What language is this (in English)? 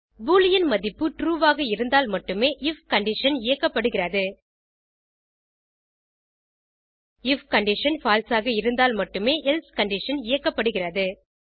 Tamil